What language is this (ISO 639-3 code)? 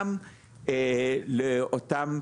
heb